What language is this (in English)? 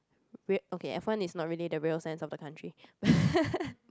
English